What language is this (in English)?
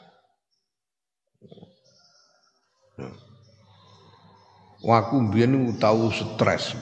Indonesian